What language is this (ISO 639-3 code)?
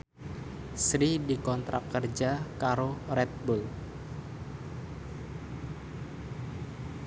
jav